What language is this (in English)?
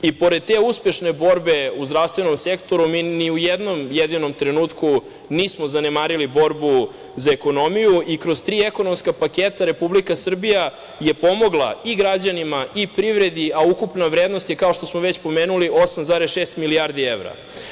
Serbian